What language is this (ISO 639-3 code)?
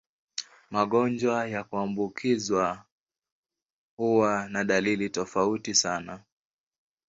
swa